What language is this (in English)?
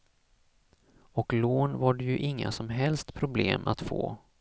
Swedish